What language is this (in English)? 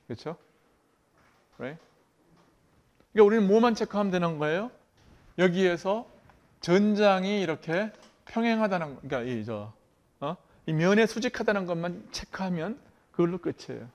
Korean